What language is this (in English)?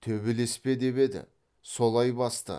Kazakh